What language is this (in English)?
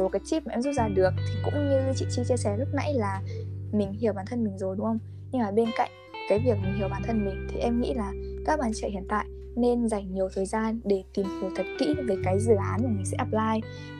Vietnamese